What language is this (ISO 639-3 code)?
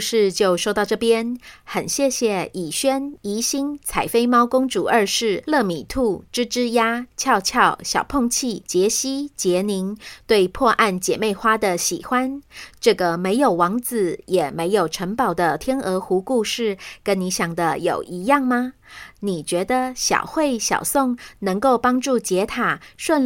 zho